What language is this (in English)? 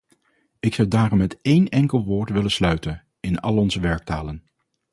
Dutch